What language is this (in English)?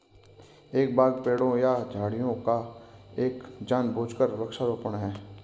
Hindi